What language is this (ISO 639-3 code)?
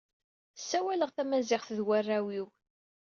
kab